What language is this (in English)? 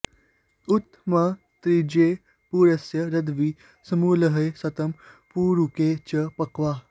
Sanskrit